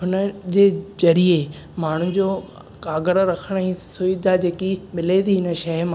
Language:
Sindhi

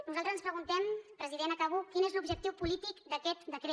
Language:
Catalan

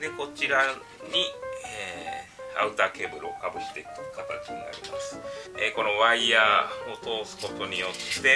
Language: Japanese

